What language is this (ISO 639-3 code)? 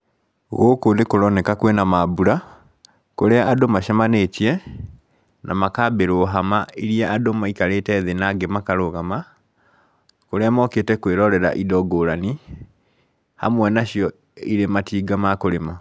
kik